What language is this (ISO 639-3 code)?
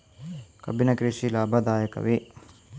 kan